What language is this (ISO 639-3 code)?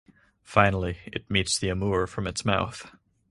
eng